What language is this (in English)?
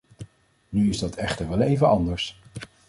Dutch